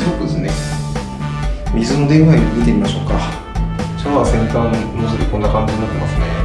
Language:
Japanese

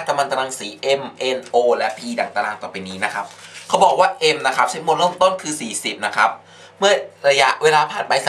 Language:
Thai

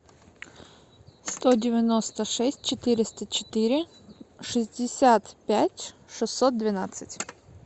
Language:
Russian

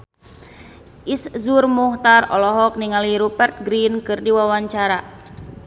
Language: Sundanese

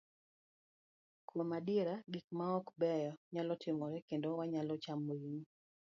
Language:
Luo (Kenya and Tanzania)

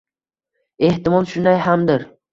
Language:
Uzbek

